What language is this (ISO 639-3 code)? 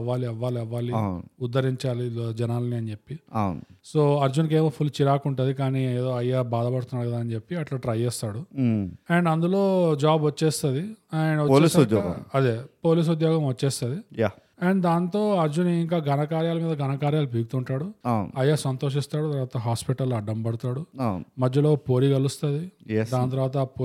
tel